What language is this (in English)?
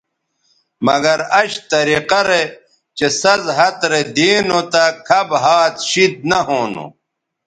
Bateri